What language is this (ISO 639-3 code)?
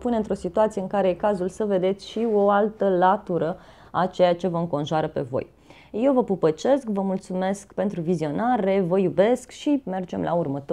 ron